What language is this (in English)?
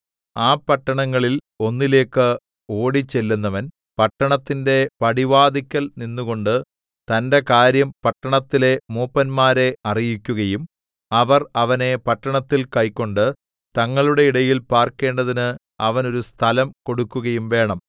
Malayalam